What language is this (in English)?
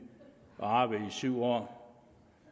Danish